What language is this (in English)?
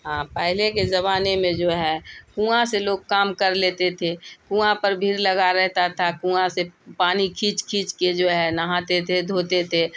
Urdu